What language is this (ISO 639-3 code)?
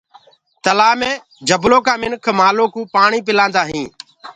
ggg